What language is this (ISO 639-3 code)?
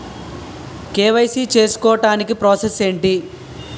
tel